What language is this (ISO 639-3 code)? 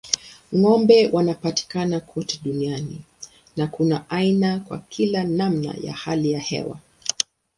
swa